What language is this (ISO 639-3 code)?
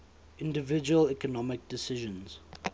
eng